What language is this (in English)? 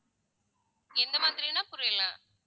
Tamil